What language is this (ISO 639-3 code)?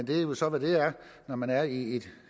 dan